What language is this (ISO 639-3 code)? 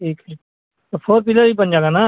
urd